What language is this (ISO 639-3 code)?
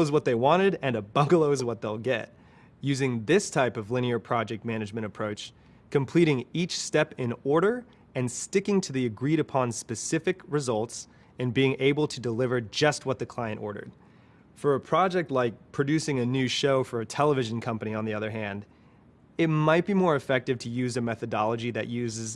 eng